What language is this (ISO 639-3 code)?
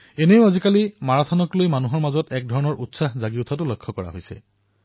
asm